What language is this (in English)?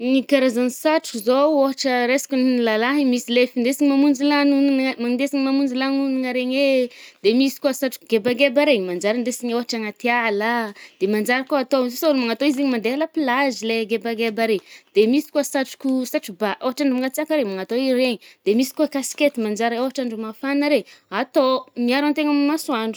Northern Betsimisaraka Malagasy